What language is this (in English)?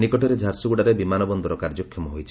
Odia